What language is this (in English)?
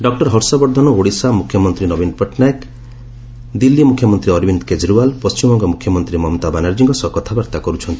Odia